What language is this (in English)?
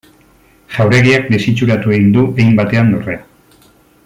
Basque